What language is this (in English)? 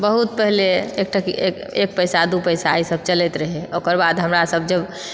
Maithili